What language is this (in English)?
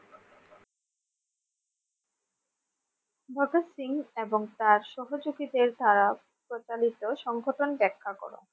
Bangla